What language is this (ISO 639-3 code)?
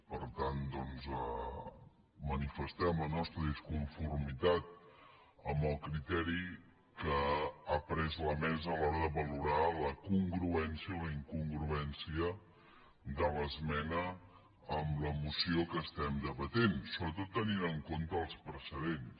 cat